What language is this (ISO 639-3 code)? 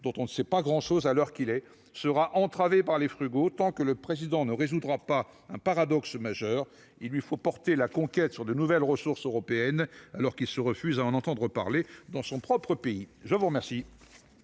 fra